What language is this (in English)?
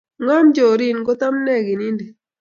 Kalenjin